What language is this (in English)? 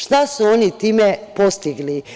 Serbian